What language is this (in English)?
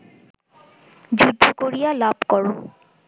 Bangla